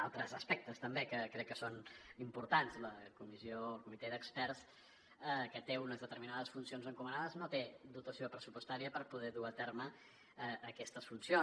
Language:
Catalan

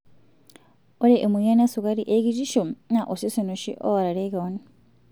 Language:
Masai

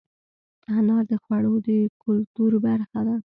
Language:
Pashto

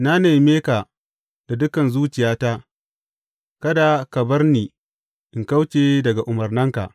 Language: Hausa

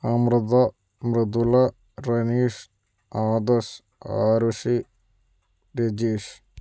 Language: Malayalam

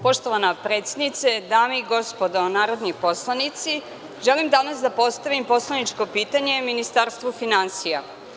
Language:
Serbian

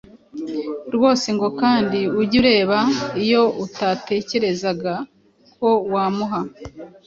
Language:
Kinyarwanda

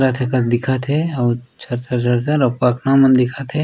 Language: Chhattisgarhi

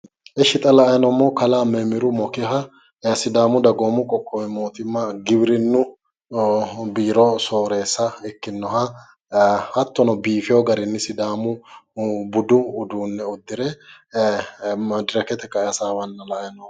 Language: Sidamo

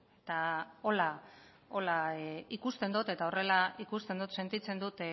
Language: Basque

